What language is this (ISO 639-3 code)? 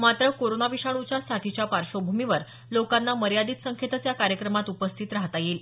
mar